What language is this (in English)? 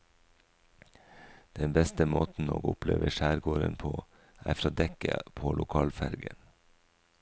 Norwegian